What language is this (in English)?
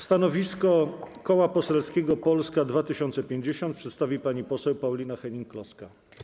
Polish